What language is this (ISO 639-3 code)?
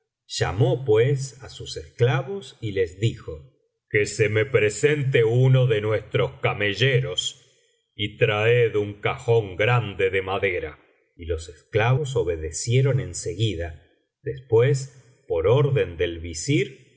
spa